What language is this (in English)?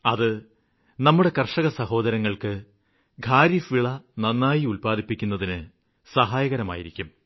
Malayalam